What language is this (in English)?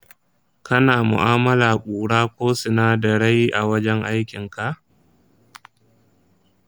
Hausa